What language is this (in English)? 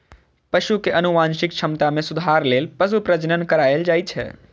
Maithili